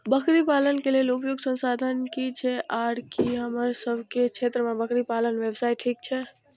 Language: Maithili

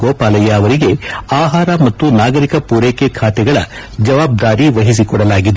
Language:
Kannada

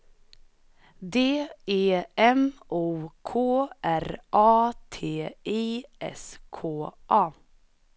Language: Swedish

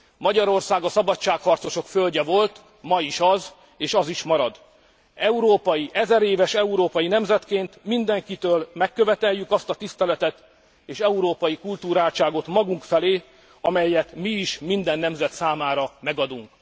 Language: Hungarian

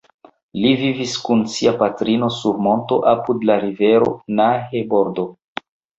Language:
Esperanto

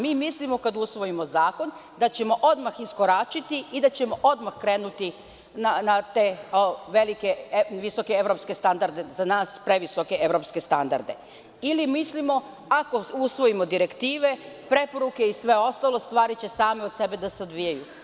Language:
Serbian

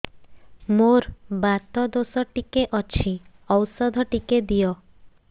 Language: Odia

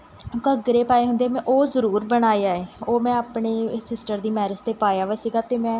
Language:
Punjabi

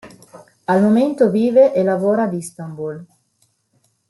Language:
Italian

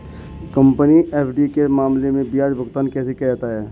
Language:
Hindi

